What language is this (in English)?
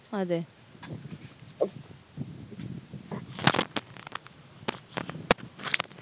Malayalam